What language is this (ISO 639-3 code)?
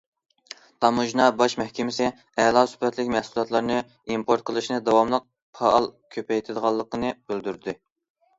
uig